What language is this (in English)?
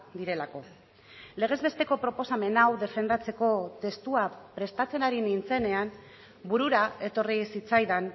Basque